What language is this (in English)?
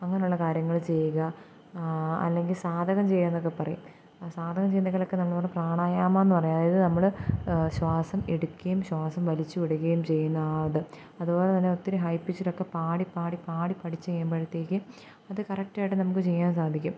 Malayalam